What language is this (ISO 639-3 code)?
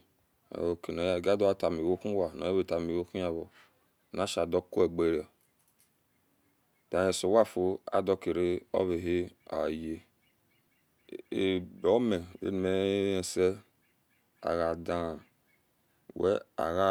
ish